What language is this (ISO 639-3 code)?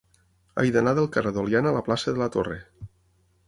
cat